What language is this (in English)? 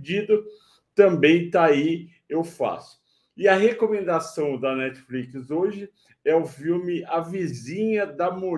Portuguese